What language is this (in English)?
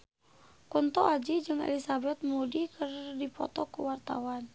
Sundanese